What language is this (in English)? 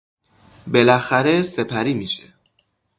Persian